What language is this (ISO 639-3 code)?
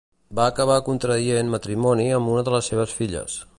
cat